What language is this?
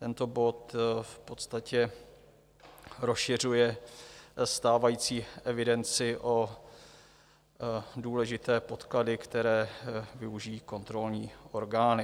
Czech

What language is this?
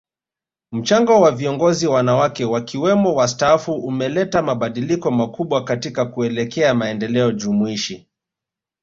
Swahili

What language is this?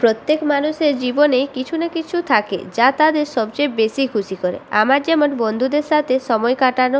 Bangla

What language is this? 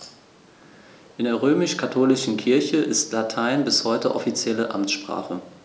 German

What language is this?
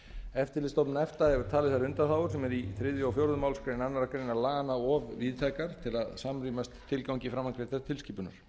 Icelandic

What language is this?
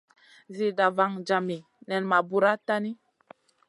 Masana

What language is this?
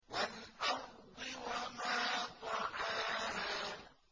Arabic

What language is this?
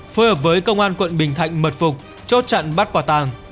Vietnamese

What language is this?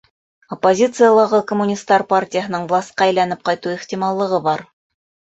Bashkir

